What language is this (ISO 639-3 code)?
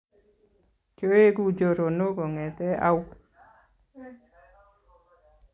kln